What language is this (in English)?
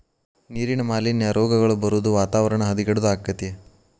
Kannada